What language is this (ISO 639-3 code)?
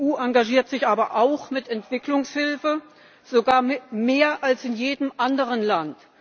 deu